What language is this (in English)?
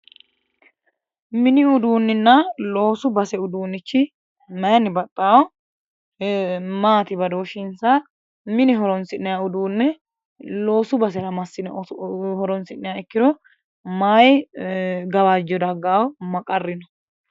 Sidamo